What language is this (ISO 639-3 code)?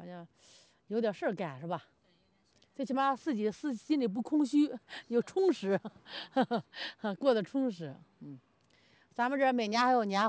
zho